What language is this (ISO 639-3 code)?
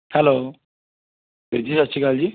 pan